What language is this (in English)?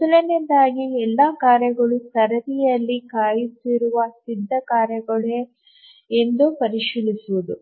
Kannada